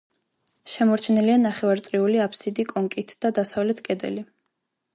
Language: Georgian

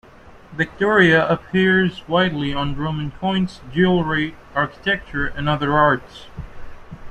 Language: English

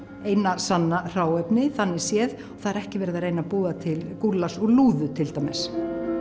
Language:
Icelandic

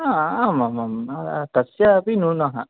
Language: Sanskrit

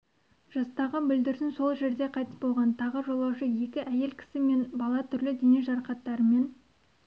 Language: Kazakh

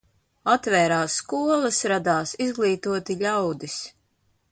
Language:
Latvian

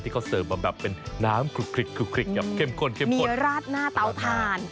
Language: Thai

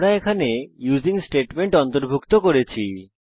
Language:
Bangla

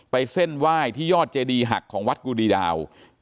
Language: Thai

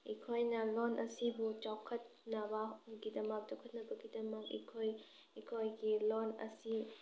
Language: Manipuri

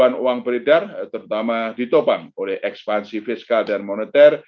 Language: Indonesian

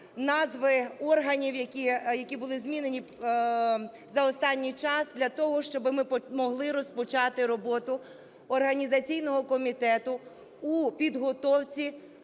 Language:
Ukrainian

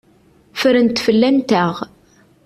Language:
Kabyle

